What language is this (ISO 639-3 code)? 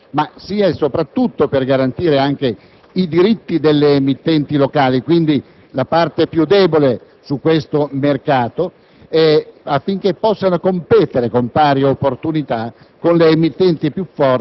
ita